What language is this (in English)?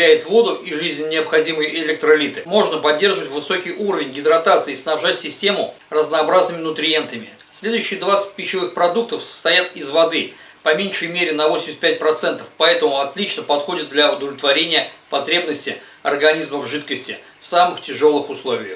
Russian